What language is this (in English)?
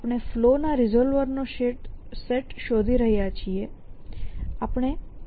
Gujarati